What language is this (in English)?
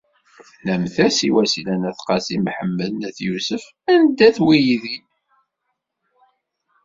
Kabyle